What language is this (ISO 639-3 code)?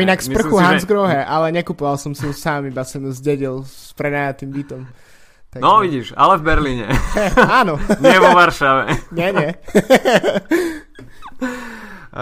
slk